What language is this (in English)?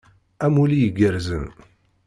Kabyle